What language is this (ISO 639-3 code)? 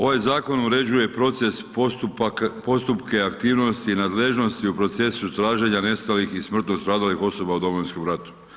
hrv